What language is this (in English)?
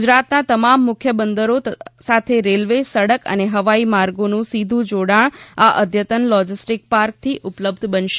Gujarati